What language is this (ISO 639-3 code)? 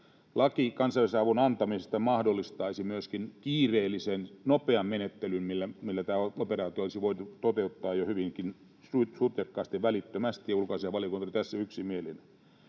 fin